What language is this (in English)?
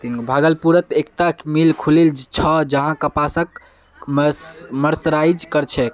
Magahi